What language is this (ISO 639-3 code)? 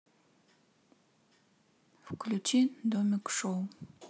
rus